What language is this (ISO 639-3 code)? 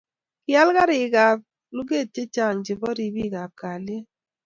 kln